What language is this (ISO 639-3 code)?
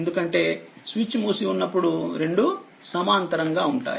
tel